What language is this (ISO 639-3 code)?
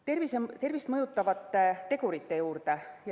est